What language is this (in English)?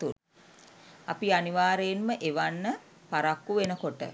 Sinhala